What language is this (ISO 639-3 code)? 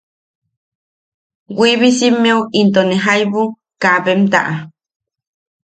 yaq